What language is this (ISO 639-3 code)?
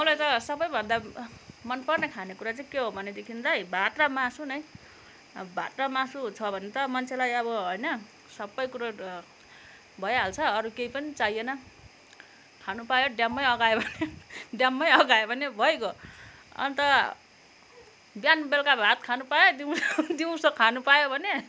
nep